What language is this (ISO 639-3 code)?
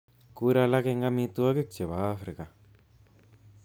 kln